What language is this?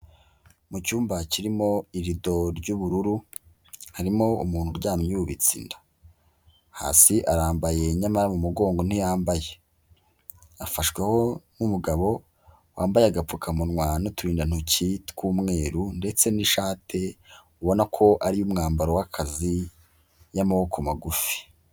Kinyarwanda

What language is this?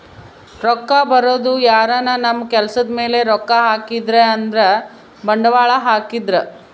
Kannada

